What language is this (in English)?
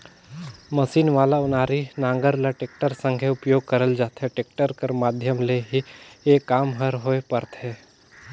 Chhattisgarhi